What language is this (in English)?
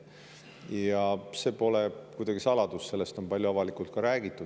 Estonian